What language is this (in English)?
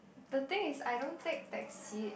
English